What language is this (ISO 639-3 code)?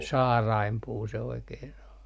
fin